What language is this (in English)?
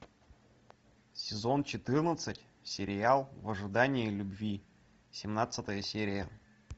Russian